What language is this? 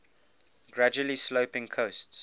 English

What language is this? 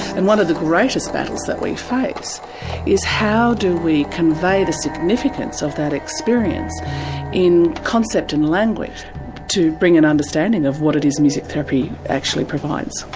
English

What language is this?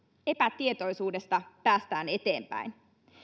Finnish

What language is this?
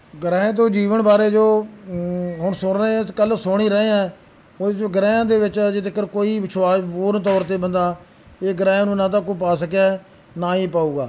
Punjabi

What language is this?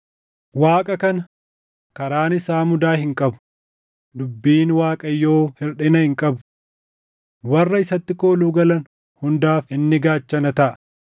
Oromo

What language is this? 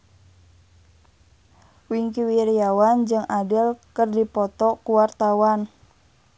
Sundanese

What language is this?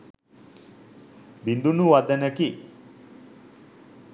Sinhala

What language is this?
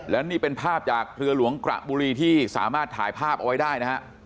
Thai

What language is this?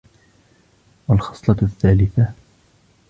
Arabic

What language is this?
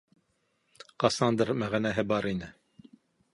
Bashkir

